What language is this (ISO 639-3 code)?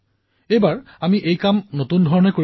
asm